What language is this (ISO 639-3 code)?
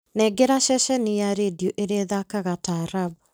kik